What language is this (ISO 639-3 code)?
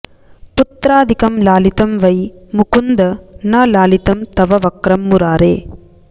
san